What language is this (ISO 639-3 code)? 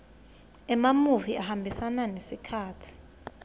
ssw